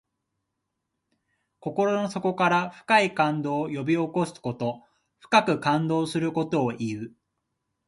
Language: Japanese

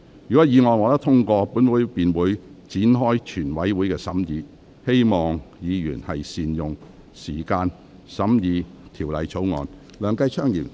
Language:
Cantonese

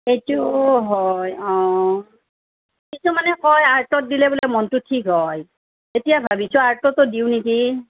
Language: Assamese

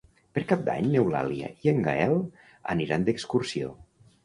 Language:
Catalan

